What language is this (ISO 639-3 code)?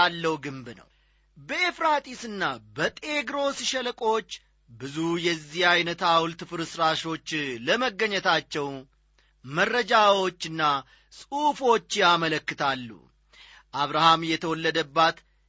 amh